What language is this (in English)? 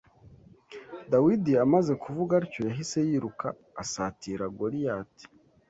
Kinyarwanda